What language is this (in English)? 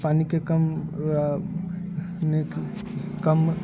Maithili